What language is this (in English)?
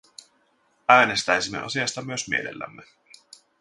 Finnish